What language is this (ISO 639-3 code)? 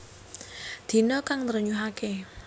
jav